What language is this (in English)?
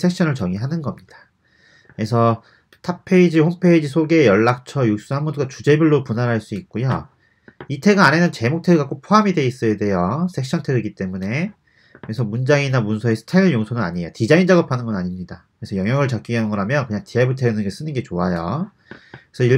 Korean